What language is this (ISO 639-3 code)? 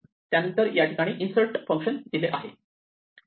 mar